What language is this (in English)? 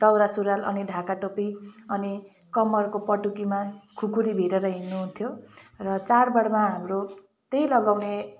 Nepali